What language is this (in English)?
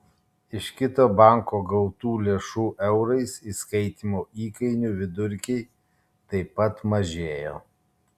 Lithuanian